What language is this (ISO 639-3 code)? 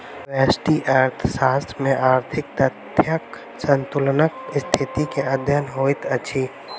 mai